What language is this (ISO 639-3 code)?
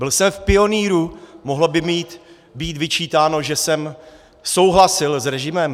ces